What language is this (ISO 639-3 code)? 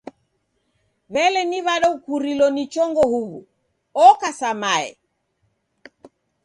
dav